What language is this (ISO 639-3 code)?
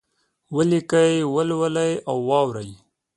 pus